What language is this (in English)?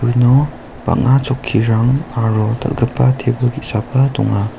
Garo